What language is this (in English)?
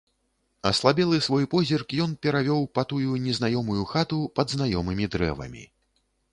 Belarusian